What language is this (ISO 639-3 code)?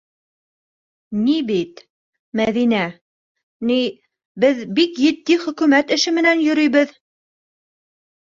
bak